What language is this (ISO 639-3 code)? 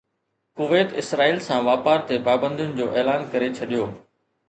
snd